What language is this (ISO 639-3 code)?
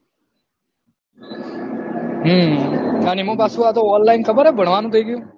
guj